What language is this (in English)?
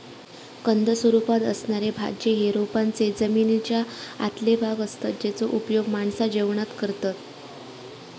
Marathi